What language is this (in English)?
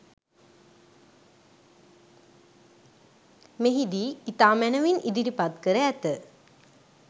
Sinhala